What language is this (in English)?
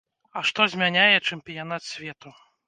Belarusian